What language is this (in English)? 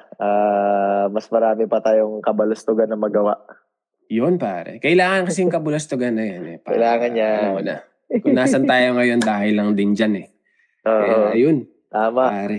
Filipino